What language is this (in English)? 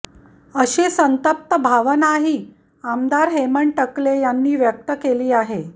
Marathi